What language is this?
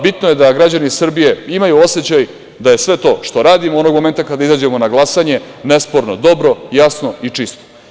Serbian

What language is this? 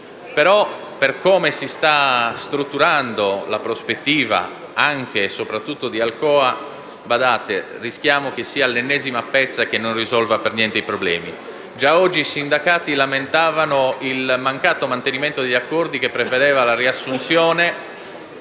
Italian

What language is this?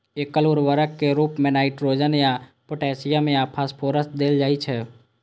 Maithili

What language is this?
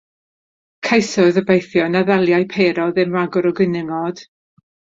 Welsh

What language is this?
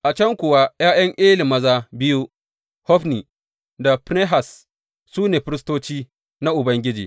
Hausa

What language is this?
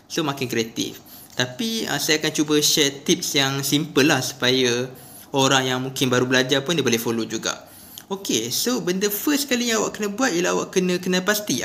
Malay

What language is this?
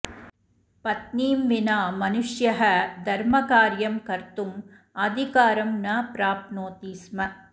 Sanskrit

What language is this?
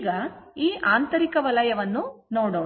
Kannada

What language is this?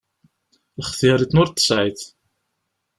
Kabyle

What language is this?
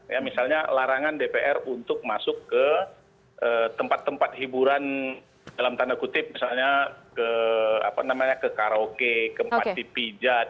Indonesian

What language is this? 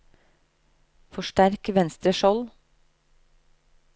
Norwegian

